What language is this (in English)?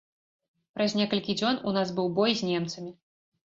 Belarusian